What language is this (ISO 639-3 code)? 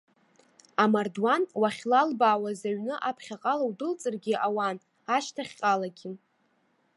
abk